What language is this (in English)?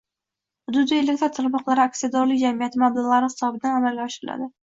Uzbek